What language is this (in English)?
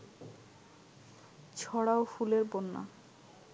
Bangla